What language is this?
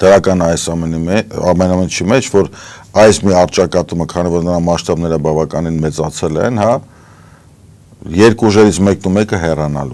Romanian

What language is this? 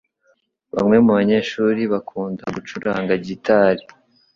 Kinyarwanda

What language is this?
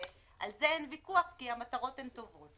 Hebrew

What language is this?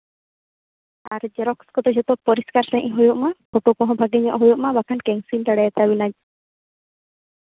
Santali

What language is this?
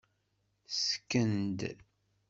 Kabyle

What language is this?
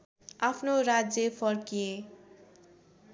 Nepali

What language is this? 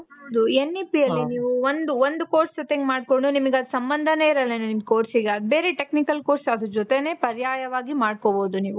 Kannada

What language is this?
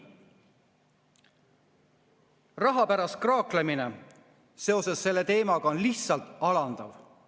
Estonian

